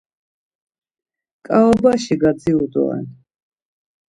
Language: Laz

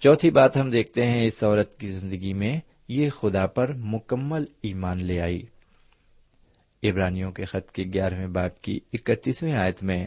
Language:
Urdu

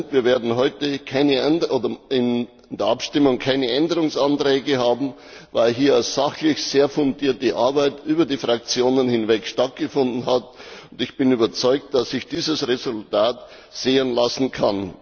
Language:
German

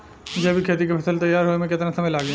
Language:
Bhojpuri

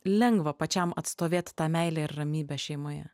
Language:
Lithuanian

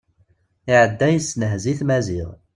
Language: Kabyle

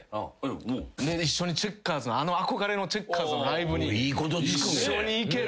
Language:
Japanese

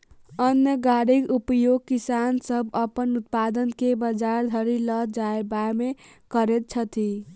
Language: Maithili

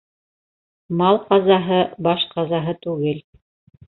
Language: Bashkir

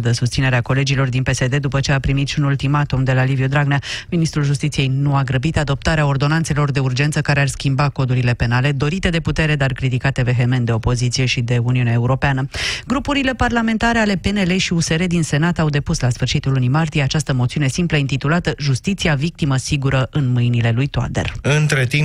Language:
Romanian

